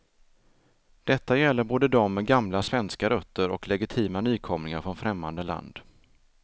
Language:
Swedish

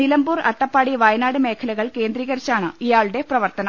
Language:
Malayalam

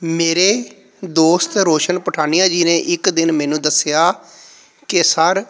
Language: Punjabi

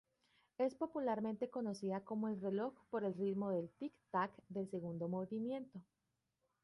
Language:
Spanish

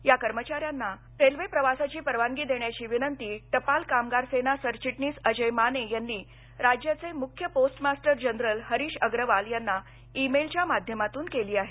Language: Marathi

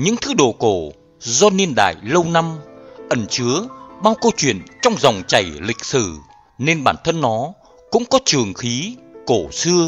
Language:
Vietnamese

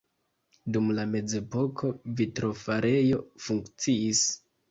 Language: Esperanto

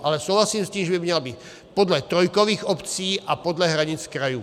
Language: Czech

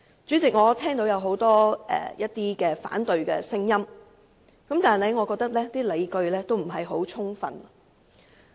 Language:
Cantonese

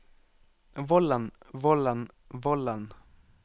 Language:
Norwegian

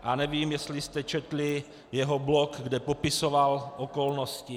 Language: Czech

